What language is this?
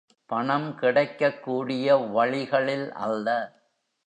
Tamil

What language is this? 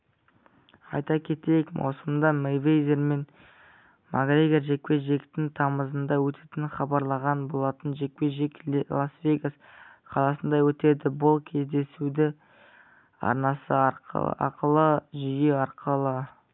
Kazakh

